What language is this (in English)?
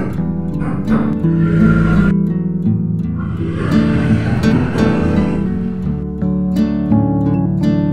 Indonesian